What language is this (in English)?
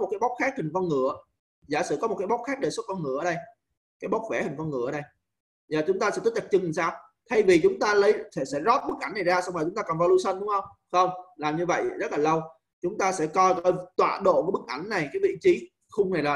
Vietnamese